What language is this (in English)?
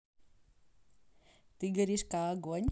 Russian